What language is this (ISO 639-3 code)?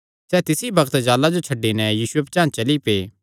xnr